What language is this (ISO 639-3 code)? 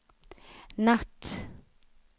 swe